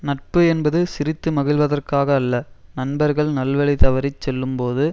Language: Tamil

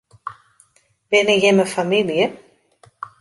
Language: Western Frisian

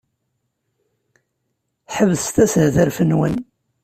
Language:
Kabyle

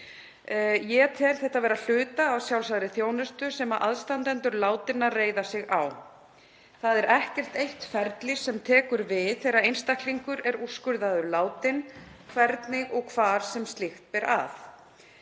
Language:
Icelandic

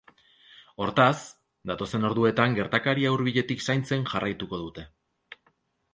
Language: Basque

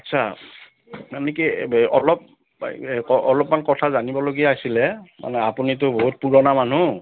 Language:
Assamese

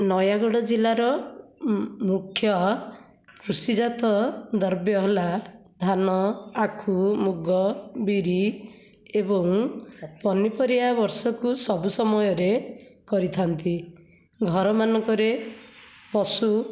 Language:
Odia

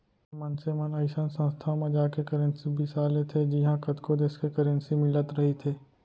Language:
Chhattisgarhi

